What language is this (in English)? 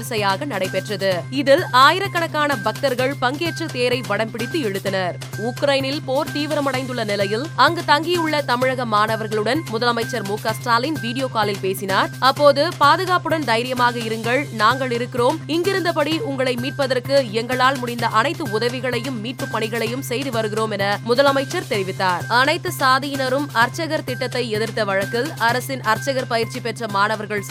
Tamil